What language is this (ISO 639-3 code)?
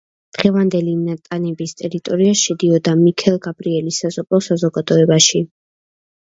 kat